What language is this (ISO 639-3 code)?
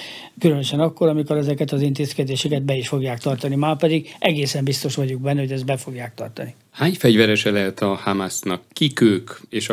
hun